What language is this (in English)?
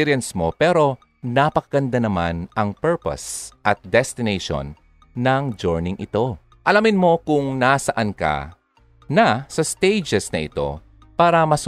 Filipino